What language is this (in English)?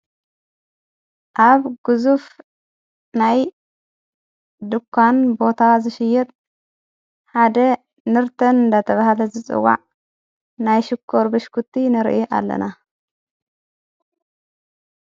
Tigrinya